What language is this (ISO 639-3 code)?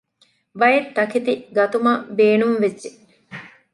div